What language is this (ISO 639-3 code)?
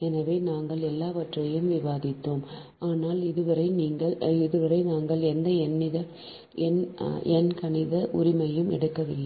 tam